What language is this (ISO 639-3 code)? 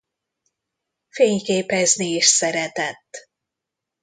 hun